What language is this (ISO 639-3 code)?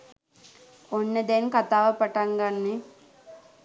sin